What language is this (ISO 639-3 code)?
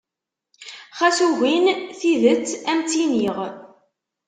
kab